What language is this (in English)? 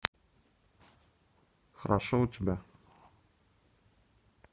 Russian